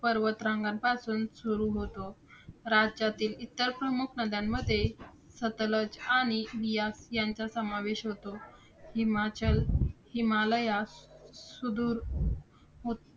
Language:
Marathi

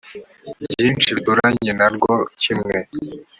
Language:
Kinyarwanda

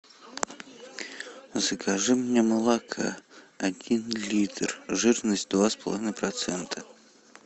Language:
Russian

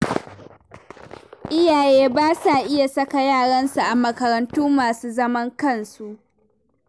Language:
Hausa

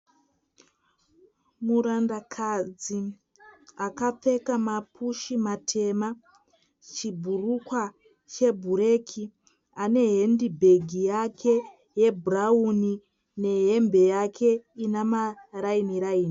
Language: Shona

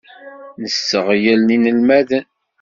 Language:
Kabyle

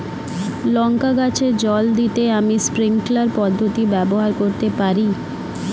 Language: Bangla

